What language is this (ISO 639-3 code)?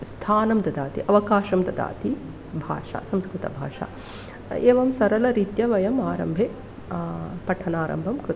san